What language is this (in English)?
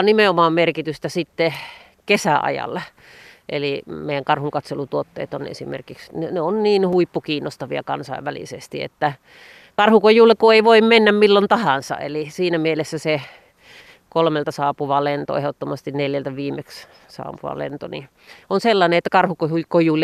Finnish